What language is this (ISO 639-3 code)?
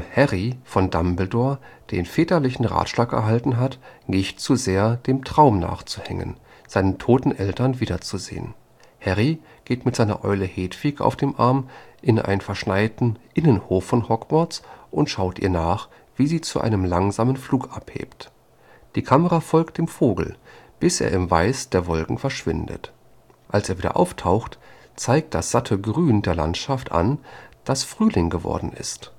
deu